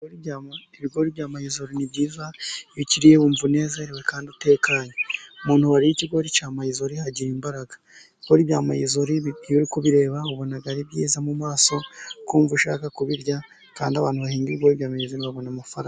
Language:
Kinyarwanda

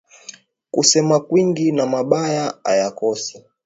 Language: Swahili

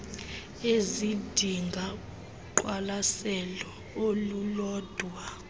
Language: Xhosa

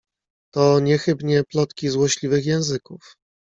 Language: Polish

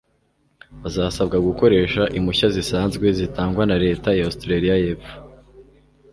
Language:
Kinyarwanda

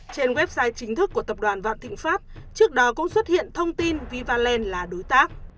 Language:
Vietnamese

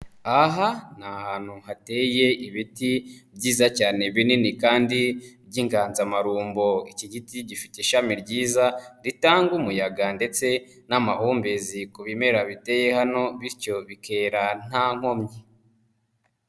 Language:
Kinyarwanda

